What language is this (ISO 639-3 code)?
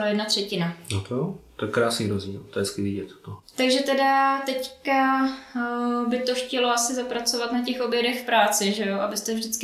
ces